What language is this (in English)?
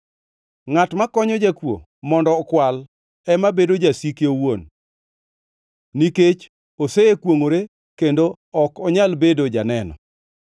Luo (Kenya and Tanzania)